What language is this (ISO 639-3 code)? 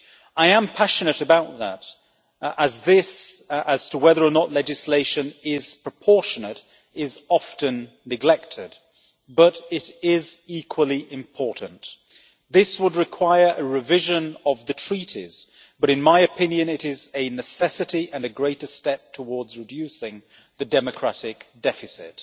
eng